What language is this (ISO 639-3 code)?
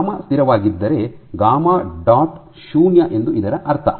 kan